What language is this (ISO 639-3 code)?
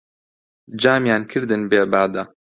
ckb